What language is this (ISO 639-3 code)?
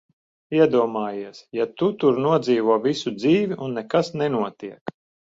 lav